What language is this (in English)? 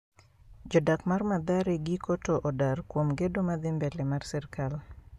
Luo (Kenya and Tanzania)